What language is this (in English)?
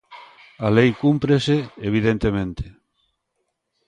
Galician